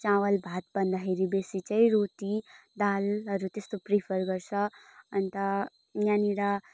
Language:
Nepali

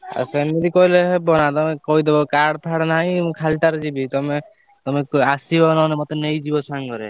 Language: Odia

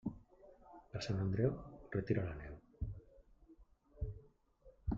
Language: Catalan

